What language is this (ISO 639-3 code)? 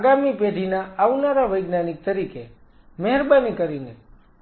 guj